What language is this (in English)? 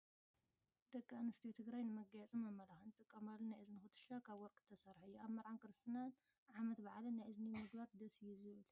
Tigrinya